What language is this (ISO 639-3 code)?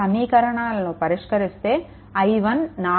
tel